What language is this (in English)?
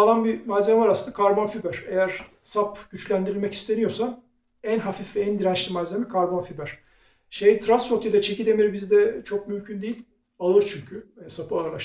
Turkish